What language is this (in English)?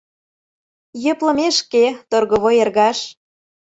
Mari